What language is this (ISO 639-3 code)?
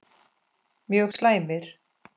isl